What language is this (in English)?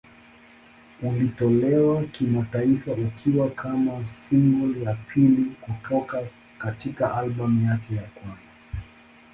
Swahili